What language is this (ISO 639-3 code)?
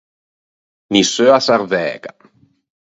lij